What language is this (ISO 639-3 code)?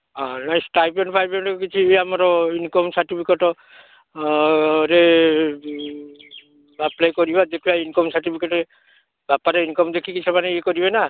ori